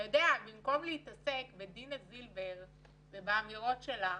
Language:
Hebrew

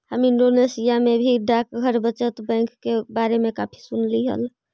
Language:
Magahi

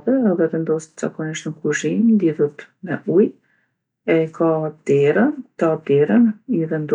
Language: Gheg Albanian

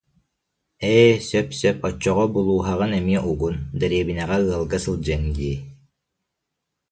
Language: Yakut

